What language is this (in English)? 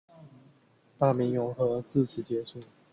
Chinese